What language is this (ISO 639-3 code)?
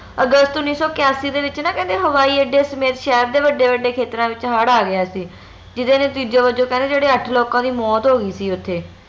pan